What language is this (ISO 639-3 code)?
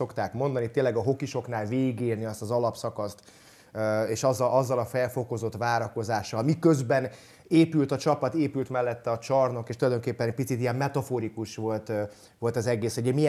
hun